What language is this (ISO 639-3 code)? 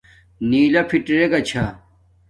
dmk